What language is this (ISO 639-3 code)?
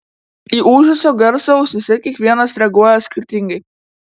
lit